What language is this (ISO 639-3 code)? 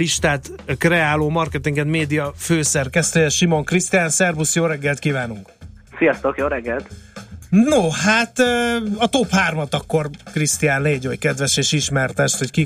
hun